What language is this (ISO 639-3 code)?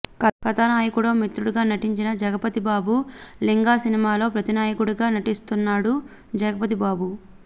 tel